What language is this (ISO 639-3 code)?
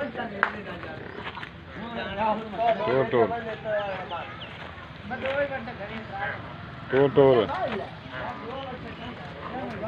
pan